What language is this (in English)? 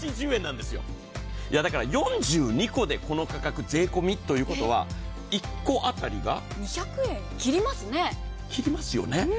Japanese